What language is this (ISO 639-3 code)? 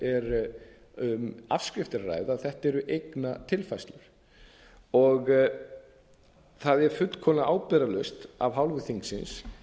isl